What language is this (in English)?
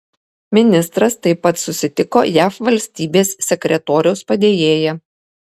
Lithuanian